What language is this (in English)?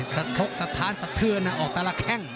Thai